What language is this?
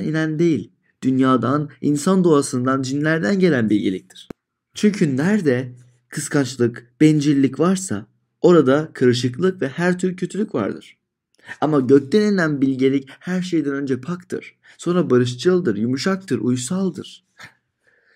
Turkish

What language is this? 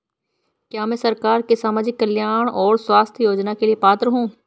Hindi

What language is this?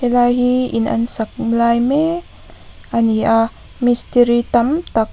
Mizo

